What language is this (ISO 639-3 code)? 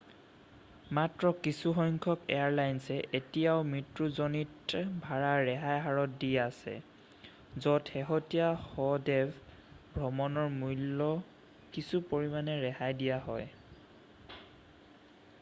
asm